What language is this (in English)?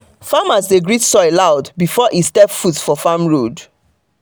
Nigerian Pidgin